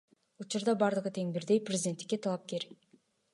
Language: Kyrgyz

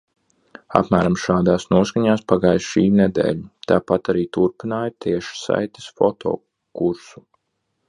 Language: Latvian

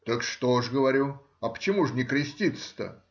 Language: Russian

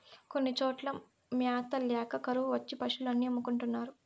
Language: Telugu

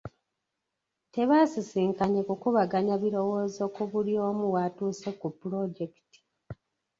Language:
Ganda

